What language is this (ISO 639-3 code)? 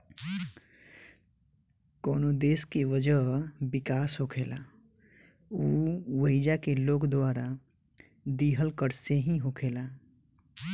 bho